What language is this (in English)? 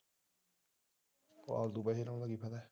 Punjabi